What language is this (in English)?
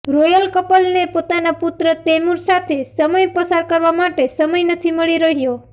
Gujarati